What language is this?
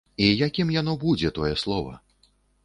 Belarusian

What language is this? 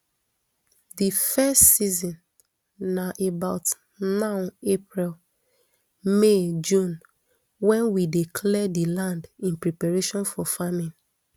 Nigerian Pidgin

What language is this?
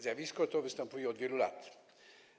Polish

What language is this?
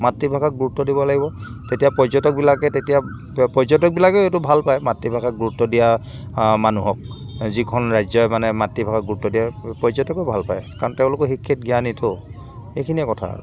Assamese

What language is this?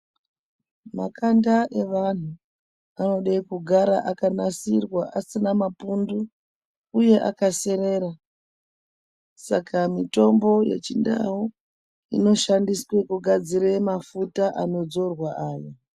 Ndau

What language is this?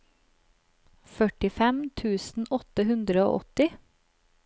Norwegian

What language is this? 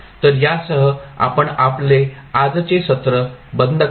Marathi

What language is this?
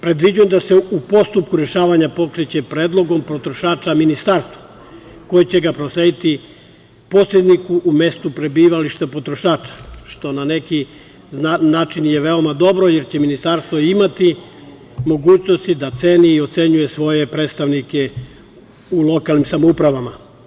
Serbian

